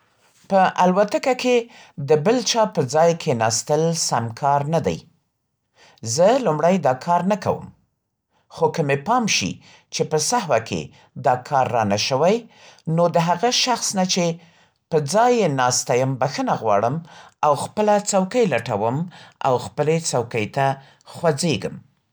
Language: Central Pashto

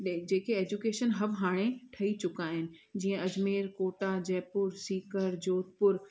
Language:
Sindhi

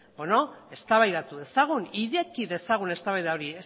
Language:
Basque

